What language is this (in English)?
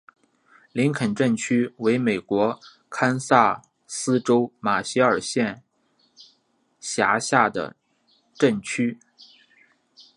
Chinese